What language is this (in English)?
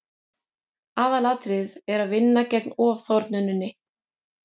Icelandic